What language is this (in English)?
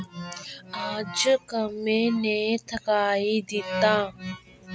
Dogri